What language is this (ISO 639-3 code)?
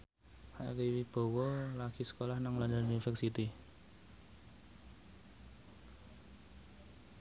jav